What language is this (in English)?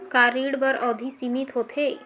Chhattisgarhi